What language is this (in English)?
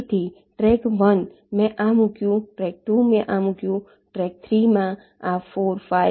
Gujarati